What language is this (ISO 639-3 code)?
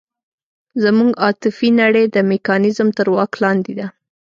pus